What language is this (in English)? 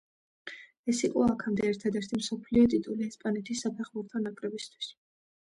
Georgian